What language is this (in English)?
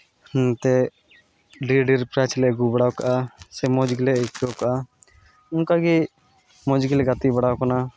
Santali